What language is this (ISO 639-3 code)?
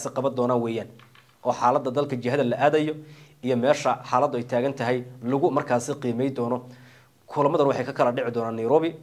ara